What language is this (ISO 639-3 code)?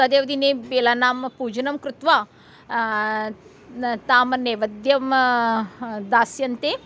san